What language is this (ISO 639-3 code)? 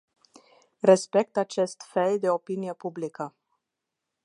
ron